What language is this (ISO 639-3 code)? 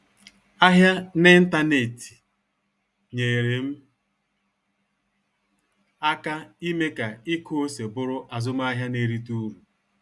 ibo